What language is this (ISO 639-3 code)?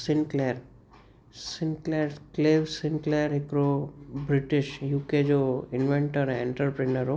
snd